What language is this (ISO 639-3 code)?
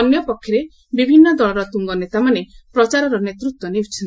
ori